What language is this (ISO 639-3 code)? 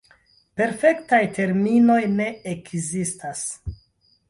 epo